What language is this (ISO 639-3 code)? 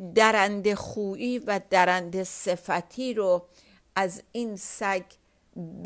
fas